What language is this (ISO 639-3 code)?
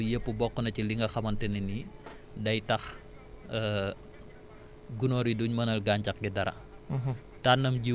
wol